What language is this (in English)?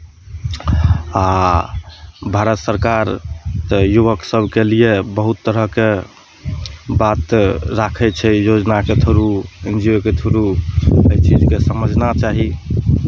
Maithili